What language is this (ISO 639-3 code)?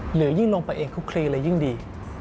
tha